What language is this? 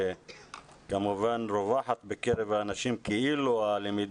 Hebrew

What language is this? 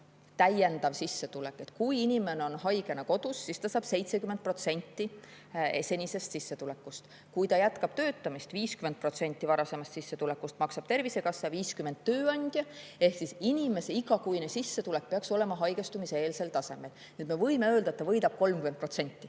Estonian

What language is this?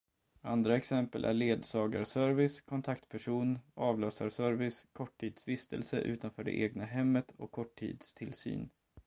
Swedish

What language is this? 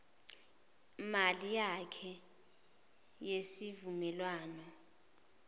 Zulu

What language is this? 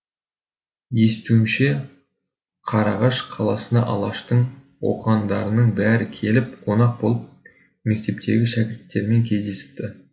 Kazakh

